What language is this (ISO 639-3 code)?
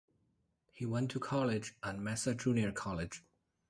eng